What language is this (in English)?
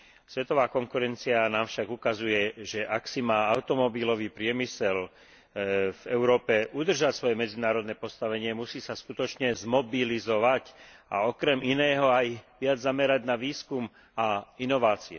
Slovak